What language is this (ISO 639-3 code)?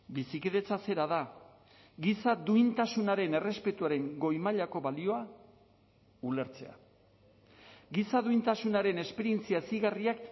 eus